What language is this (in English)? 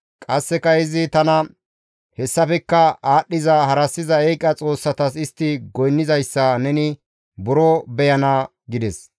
Gamo